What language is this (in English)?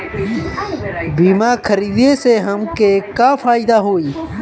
Bhojpuri